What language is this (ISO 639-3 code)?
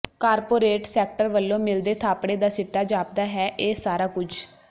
pan